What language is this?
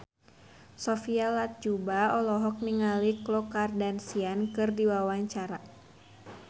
Sundanese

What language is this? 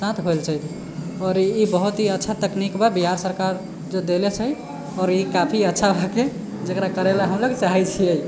Maithili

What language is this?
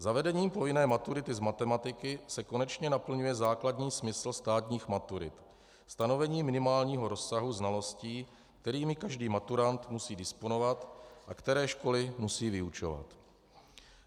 Czech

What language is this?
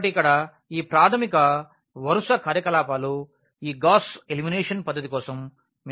Telugu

